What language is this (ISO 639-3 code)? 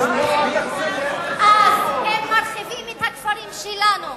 heb